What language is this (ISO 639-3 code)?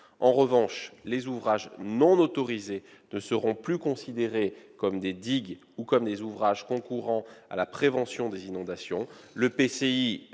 fra